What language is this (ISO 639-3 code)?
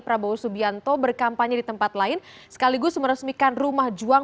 ind